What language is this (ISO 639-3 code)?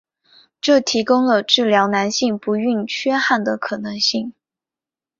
zho